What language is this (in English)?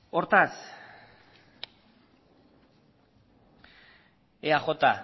Basque